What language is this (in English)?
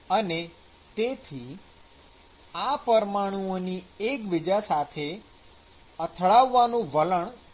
Gujarati